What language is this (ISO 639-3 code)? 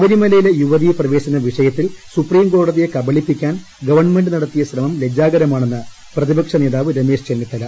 mal